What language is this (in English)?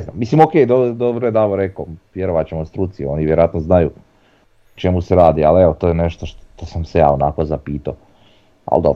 Croatian